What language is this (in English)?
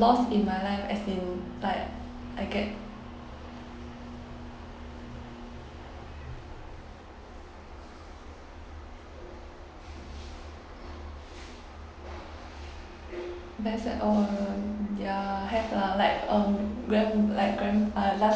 English